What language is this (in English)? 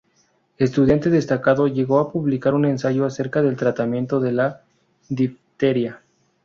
Spanish